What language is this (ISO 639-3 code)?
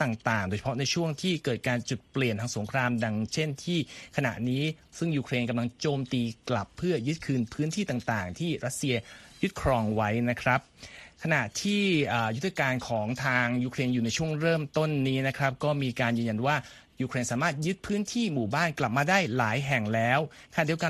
tha